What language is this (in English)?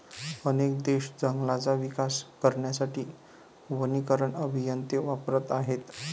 Marathi